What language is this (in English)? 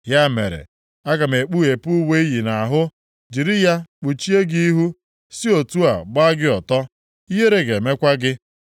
Igbo